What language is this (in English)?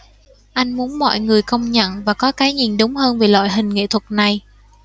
Vietnamese